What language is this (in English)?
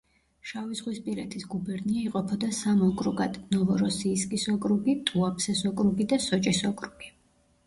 Georgian